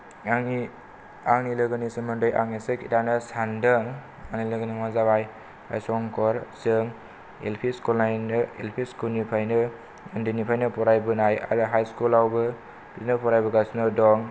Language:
Bodo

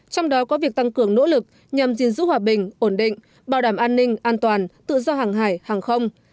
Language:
Vietnamese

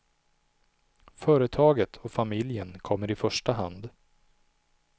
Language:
Swedish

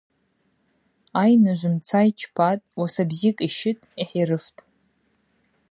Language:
Abaza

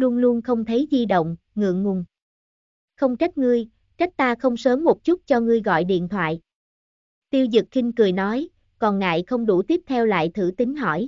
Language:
Vietnamese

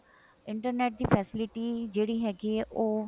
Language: Punjabi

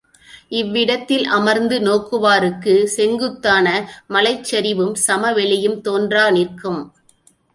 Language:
Tamil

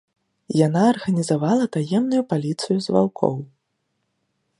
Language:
Belarusian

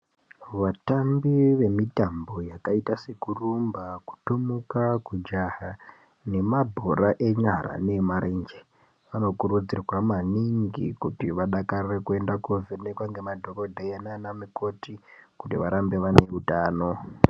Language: Ndau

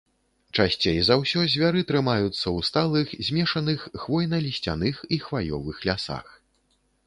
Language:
Belarusian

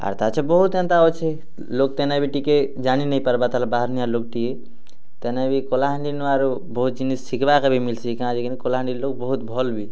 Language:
Odia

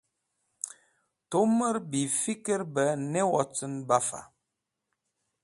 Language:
Wakhi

